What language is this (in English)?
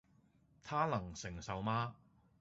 Cantonese